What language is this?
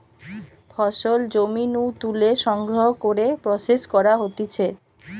Bangla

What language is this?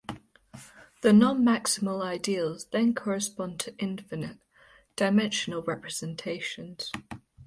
English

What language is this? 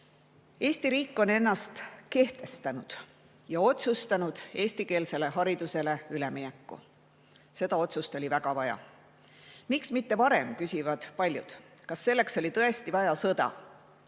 Estonian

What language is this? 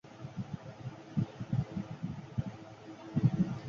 Bangla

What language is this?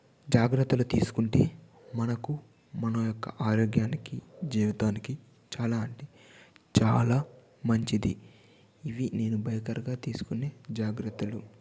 Telugu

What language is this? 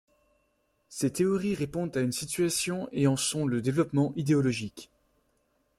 French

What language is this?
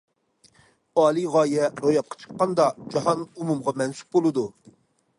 Uyghur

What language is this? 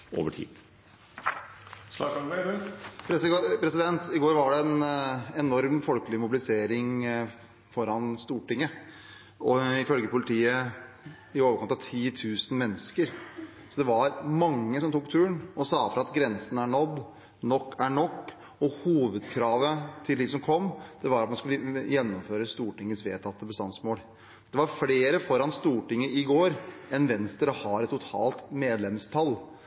Norwegian Bokmål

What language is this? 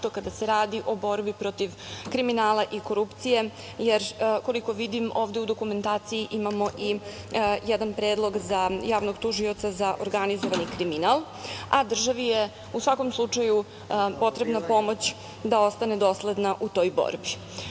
Serbian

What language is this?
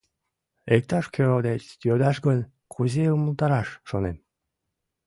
Mari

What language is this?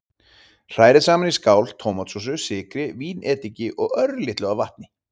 Icelandic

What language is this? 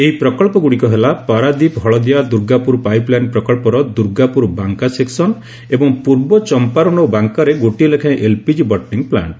Odia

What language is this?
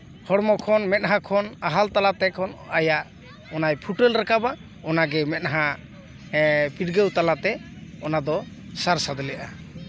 Santali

